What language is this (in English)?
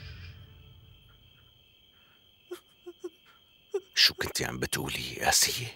Arabic